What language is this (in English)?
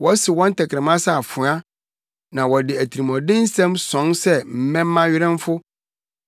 Akan